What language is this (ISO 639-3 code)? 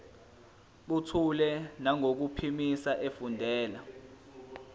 zul